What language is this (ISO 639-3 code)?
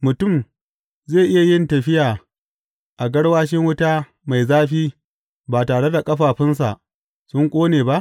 hau